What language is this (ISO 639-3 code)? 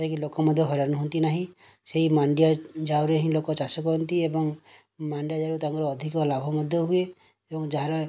ori